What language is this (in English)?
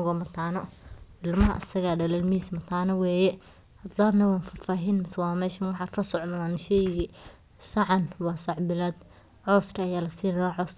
Somali